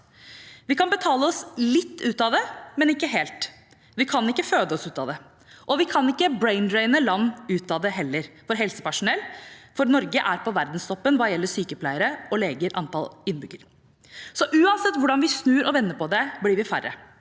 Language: Norwegian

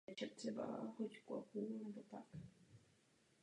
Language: Czech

